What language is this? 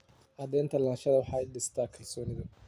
Somali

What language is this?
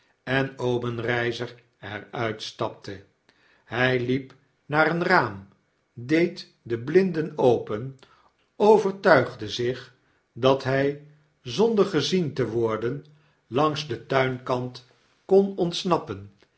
Dutch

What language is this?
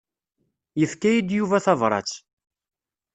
Kabyle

